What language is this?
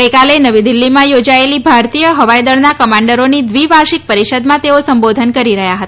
Gujarati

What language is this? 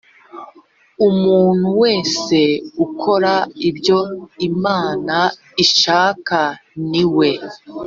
Kinyarwanda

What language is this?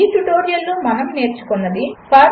Telugu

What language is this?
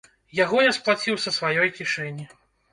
Belarusian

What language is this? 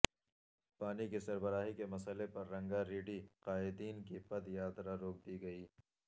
Urdu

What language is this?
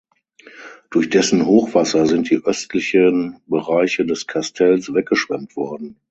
German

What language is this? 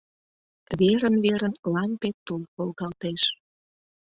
Mari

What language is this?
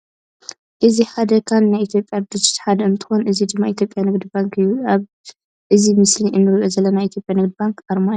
Tigrinya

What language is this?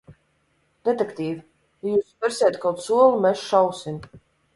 Latvian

